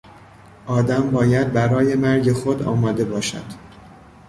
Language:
Persian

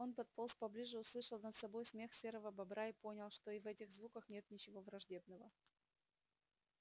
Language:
Russian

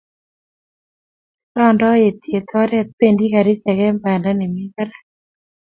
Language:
Kalenjin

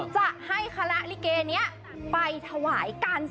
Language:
Thai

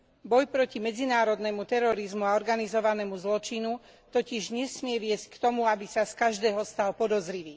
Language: Slovak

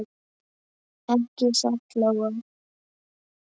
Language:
Icelandic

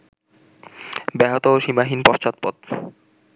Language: Bangla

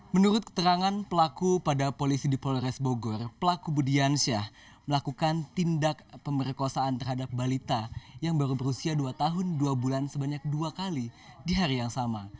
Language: Indonesian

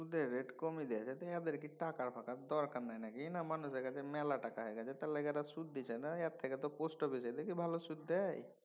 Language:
Bangla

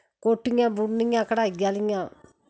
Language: Dogri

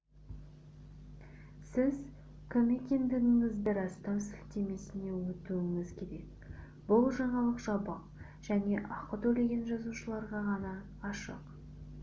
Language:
Kazakh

